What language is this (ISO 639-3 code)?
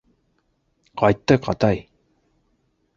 bak